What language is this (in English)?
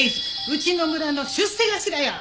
Japanese